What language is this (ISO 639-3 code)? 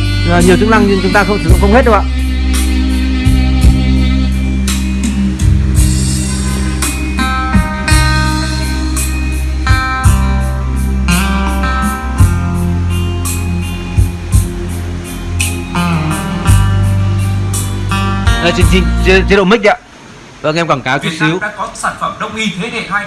vie